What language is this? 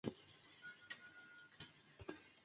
Chinese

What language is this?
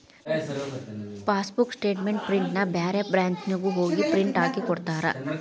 Kannada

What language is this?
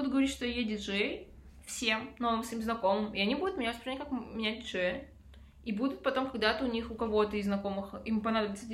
Russian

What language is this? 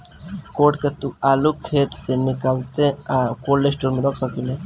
Bhojpuri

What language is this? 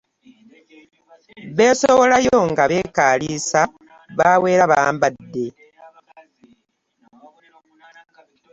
Ganda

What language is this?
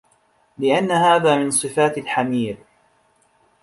Arabic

